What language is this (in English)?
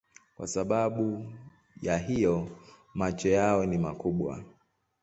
Swahili